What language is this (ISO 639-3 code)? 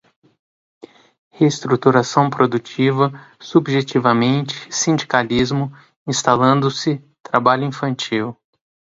por